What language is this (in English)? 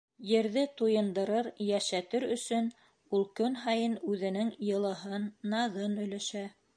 Bashkir